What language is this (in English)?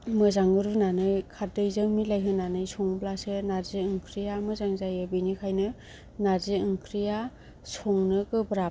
Bodo